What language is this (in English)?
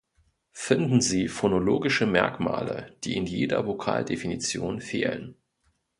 German